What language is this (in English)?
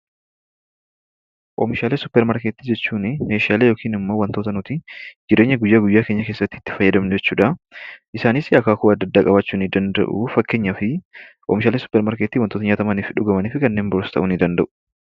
Oromo